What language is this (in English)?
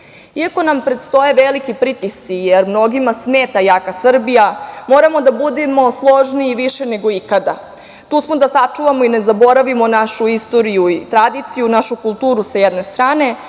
Serbian